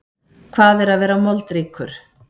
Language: Icelandic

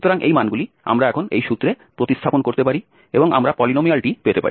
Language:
Bangla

